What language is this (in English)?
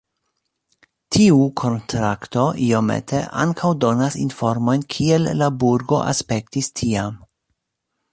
Esperanto